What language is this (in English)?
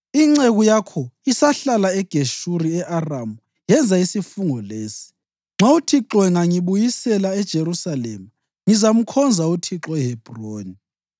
North Ndebele